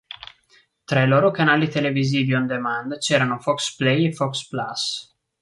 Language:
Italian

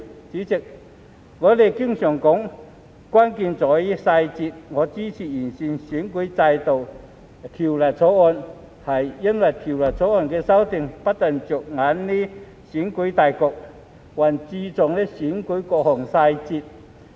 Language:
Cantonese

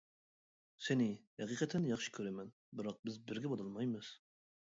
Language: Uyghur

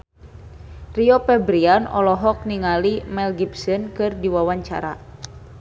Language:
Sundanese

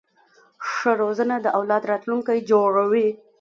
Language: Pashto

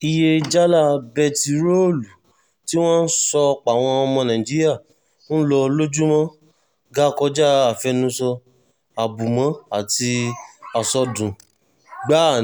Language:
Yoruba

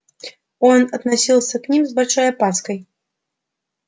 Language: Russian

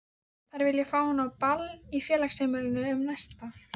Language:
Icelandic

